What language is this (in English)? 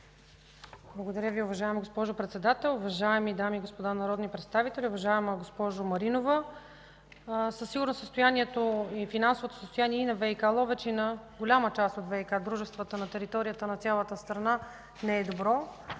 Bulgarian